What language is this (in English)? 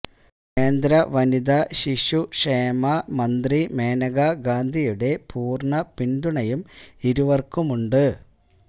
Malayalam